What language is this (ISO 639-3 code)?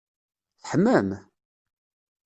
kab